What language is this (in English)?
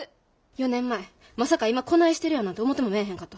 Japanese